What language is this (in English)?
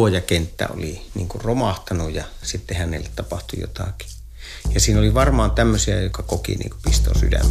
Finnish